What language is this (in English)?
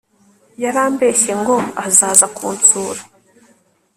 Kinyarwanda